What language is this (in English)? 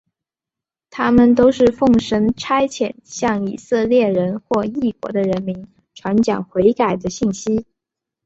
Chinese